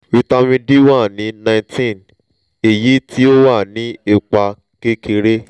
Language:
Yoruba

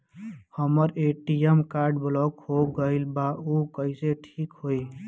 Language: Bhojpuri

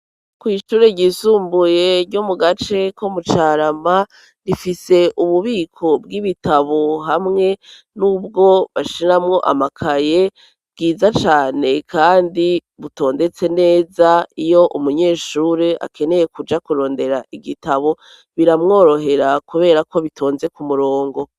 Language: Rundi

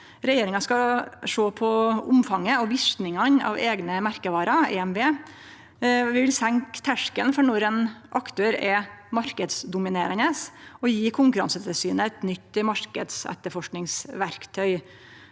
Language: Norwegian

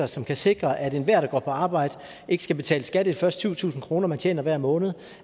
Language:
Danish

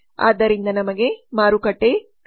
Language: Kannada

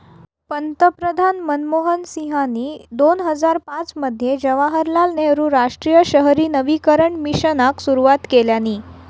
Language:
Marathi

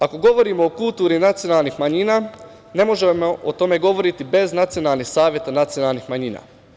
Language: Serbian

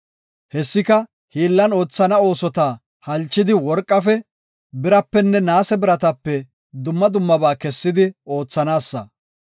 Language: Gofa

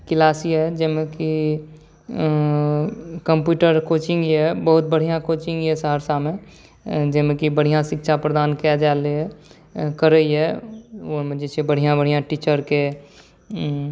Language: Maithili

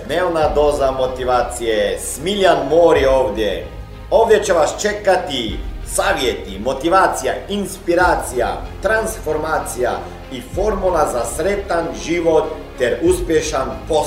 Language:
Croatian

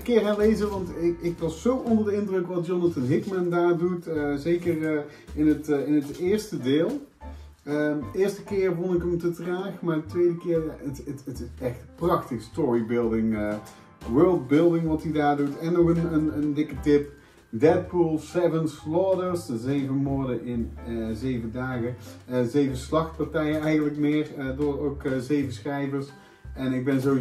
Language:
Dutch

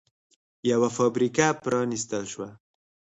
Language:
Pashto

